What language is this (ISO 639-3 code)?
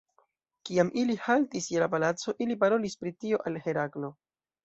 epo